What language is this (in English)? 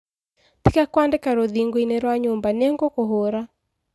Kikuyu